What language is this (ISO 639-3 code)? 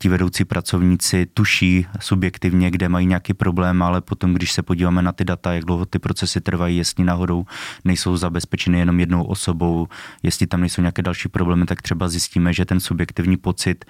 ces